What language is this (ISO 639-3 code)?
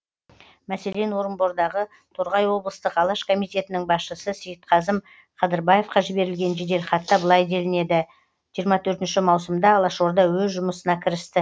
kaz